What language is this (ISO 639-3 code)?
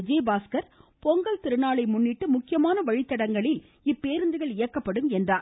tam